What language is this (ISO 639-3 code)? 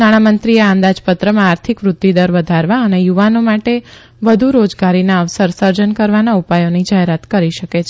guj